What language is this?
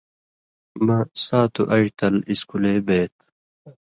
Indus Kohistani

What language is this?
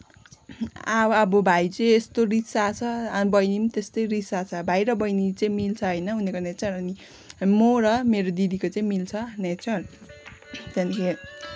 Nepali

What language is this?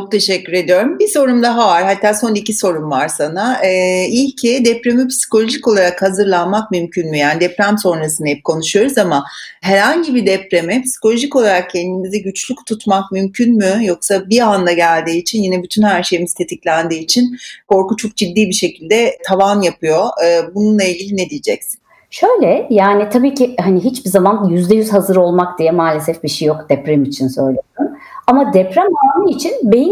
Turkish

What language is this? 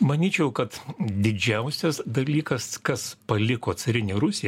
Lithuanian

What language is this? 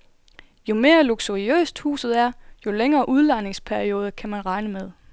Danish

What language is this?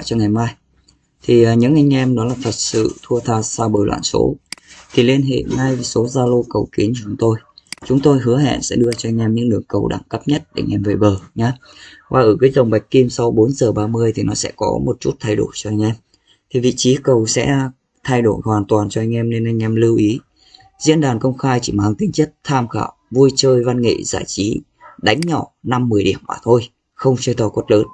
Vietnamese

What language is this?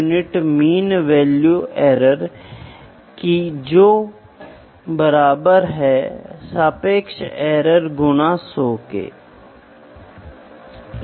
Hindi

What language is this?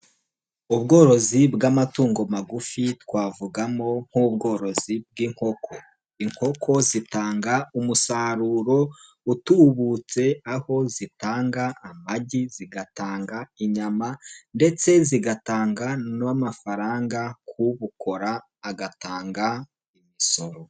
Kinyarwanda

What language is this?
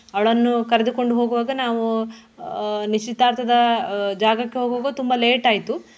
Kannada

